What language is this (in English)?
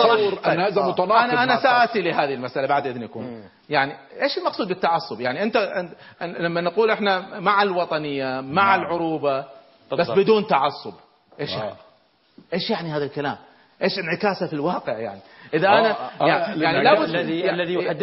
Arabic